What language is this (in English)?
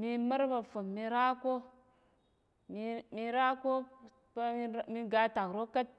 Tarok